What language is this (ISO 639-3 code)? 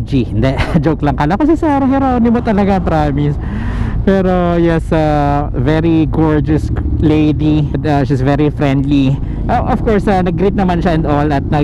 fil